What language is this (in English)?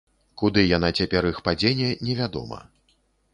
Belarusian